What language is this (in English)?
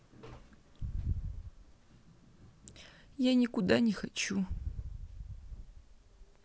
Russian